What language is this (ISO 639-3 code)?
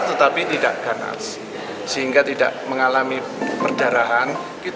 ind